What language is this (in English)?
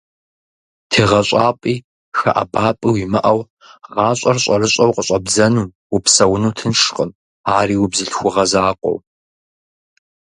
Kabardian